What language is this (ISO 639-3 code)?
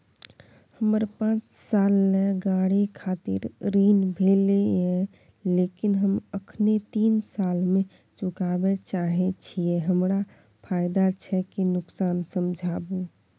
mai